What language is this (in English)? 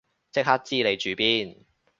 Cantonese